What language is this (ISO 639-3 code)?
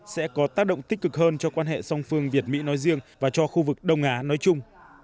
vie